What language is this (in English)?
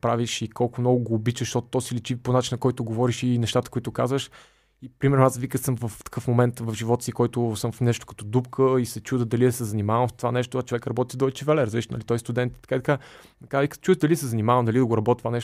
Bulgarian